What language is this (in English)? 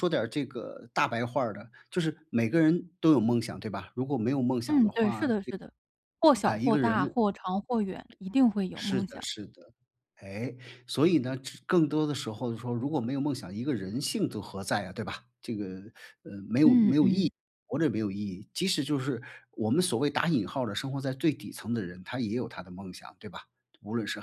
Chinese